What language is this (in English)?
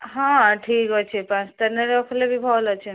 Odia